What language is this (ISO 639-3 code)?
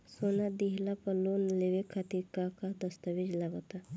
bho